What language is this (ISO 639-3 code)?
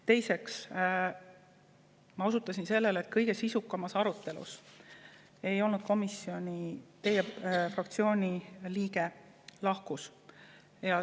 est